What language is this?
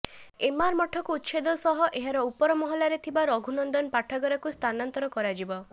Odia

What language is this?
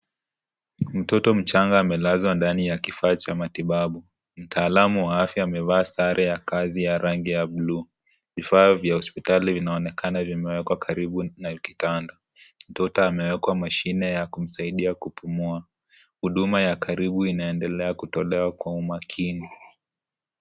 Swahili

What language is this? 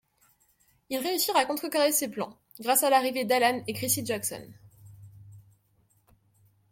French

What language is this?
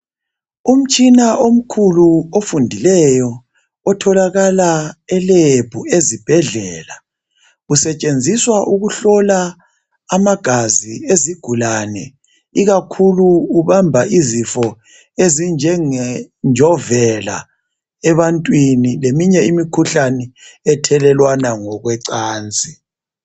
North Ndebele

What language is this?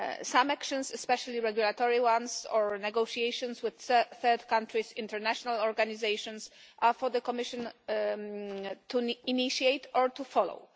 English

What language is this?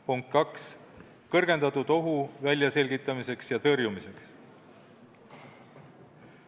Estonian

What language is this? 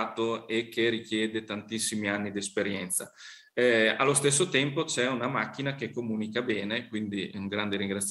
Italian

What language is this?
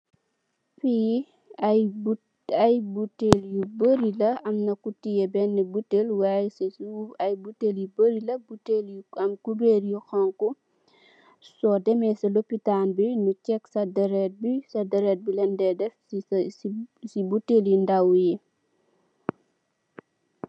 Wolof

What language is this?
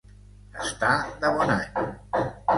Catalan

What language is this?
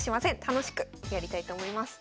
Japanese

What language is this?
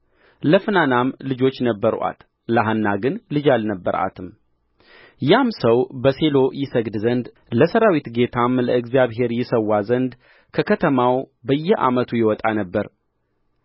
Amharic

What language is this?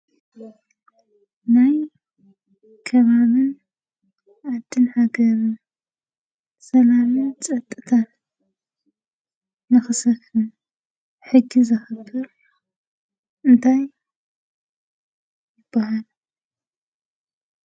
Tigrinya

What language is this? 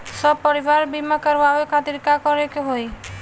Bhojpuri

